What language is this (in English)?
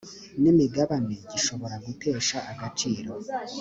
Kinyarwanda